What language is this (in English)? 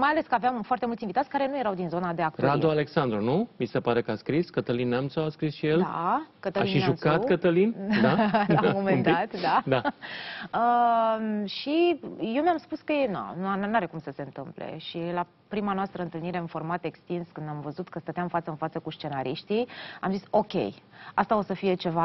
Romanian